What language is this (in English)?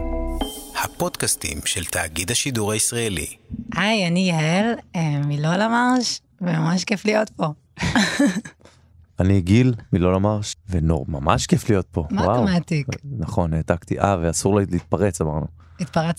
Hebrew